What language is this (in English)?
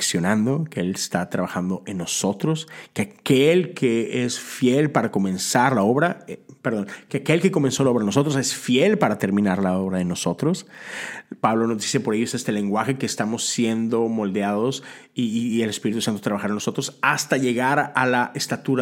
Spanish